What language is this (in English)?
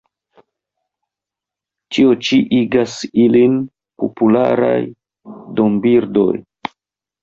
Esperanto